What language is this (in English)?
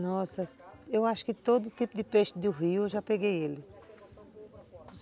Portuguese